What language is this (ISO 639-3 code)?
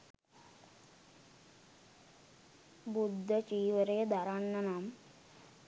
sin